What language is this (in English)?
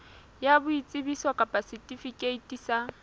Southern Sotho